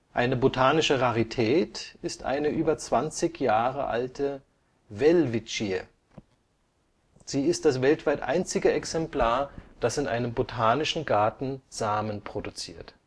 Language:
German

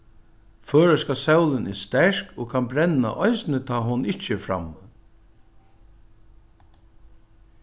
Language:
Faroese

